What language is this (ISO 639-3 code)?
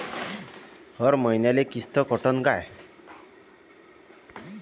mar